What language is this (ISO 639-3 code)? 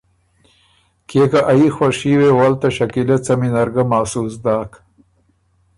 oru